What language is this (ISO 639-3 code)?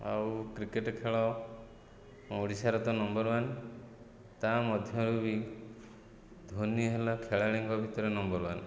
ori